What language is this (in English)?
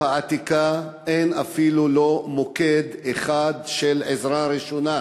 Hebrew